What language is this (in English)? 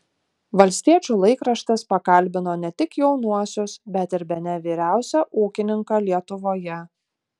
Lithuanian